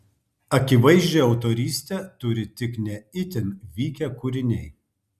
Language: Lithuanian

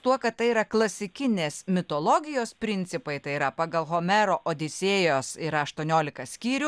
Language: Lithuanian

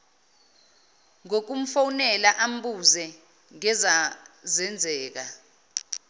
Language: Zulu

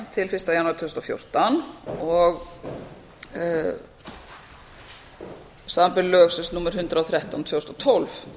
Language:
Icelandic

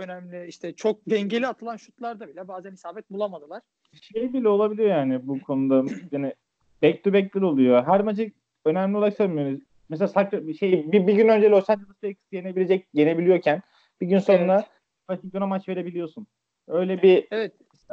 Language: Turkish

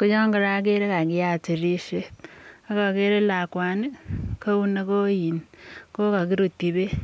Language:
Kalenjin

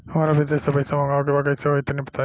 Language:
Bhojpuri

